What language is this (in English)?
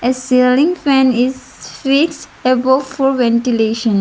English